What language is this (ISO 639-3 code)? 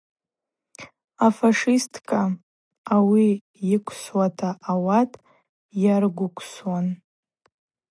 abq